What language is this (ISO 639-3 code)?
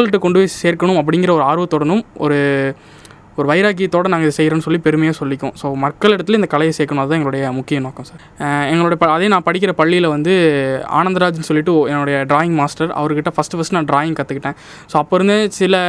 tam